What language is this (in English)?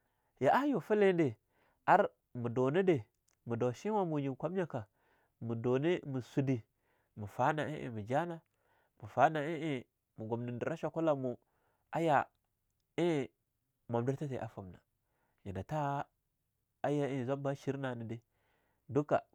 Longuda